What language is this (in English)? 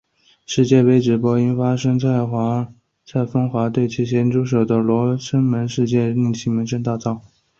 Chinese